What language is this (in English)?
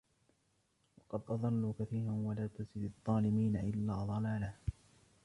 Arabic